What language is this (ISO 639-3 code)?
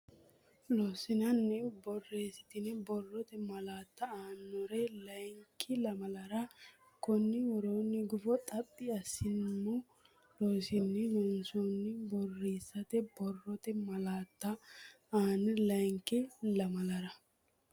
sid